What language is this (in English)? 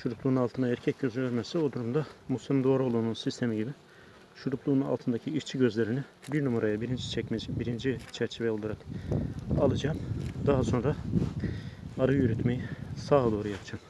Turkish